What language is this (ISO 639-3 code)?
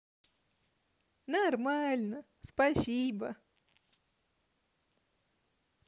rus